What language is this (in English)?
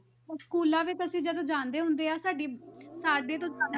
Punjabi